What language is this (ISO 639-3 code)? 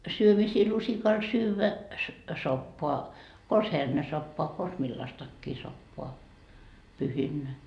fin